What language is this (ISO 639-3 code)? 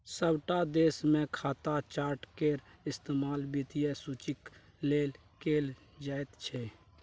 mai